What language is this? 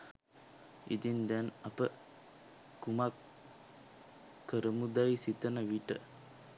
Sinhala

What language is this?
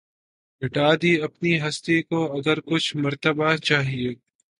Urdu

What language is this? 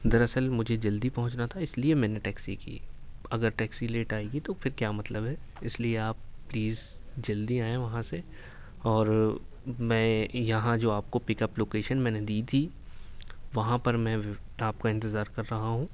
Urdu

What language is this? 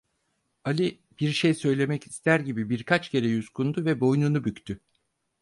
Turkish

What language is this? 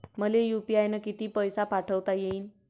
Marathi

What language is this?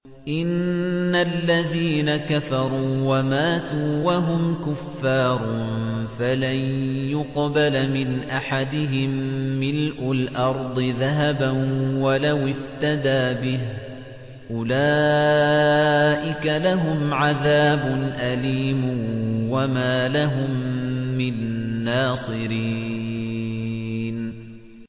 Arabic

